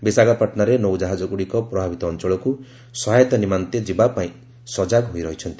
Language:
Odia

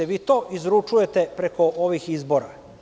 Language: Serbian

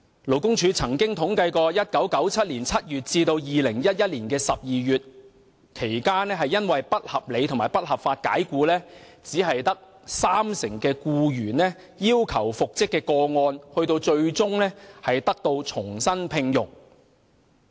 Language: Cantonese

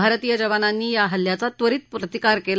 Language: Marathi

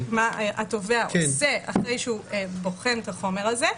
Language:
Hebrew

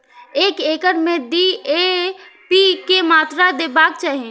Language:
Maithili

